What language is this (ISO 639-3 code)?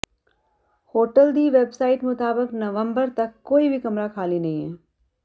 pan